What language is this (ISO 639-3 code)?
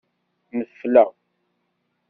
kab